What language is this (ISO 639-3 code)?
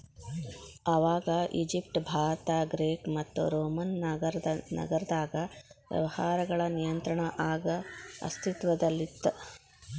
kan